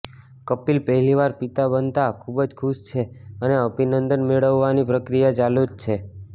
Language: Gujarati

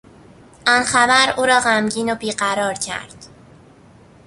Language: Persian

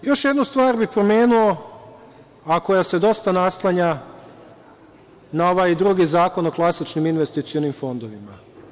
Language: Serbian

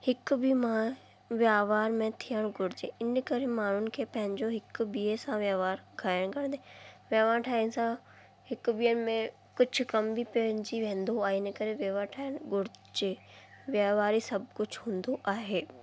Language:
Sindhi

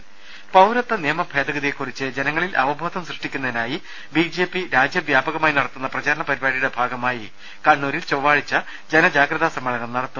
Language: Malayalam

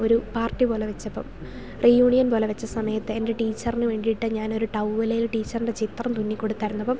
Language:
Malayalam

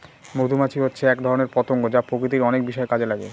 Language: Bangla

